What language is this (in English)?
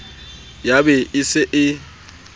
Southern Sotho